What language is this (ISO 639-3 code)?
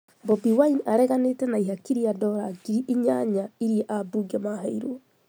kik